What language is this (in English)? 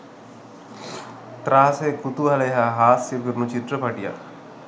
Sinhala